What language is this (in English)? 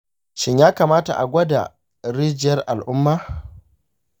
Hausa